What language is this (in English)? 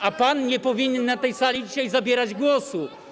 Polish